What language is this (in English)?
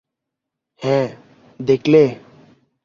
Bangla